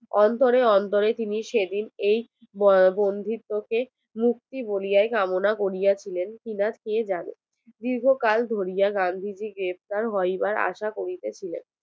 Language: Bangla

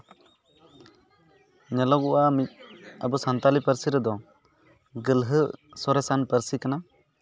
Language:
Santali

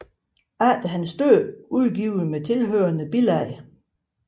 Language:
Danish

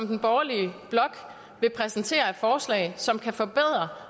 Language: Danish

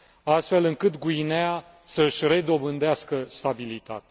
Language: Romanian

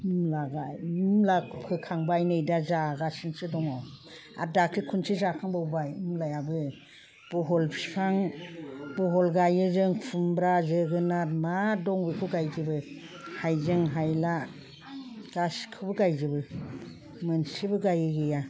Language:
Bodo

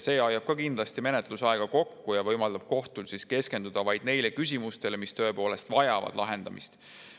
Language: Estonian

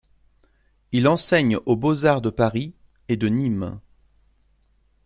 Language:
French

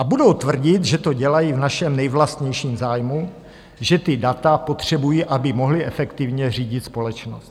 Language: Czech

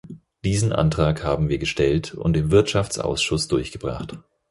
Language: German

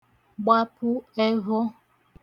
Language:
Igbo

